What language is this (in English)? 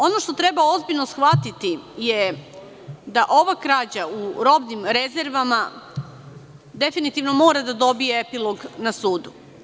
Serbian